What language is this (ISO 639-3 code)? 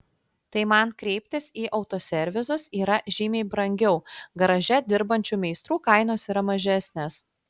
lit